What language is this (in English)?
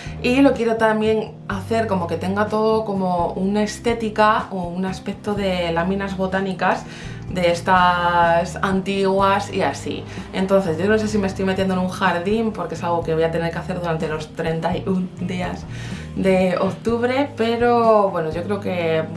Spanish